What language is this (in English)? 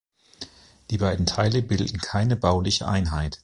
German